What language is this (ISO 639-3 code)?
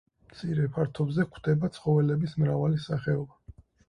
kat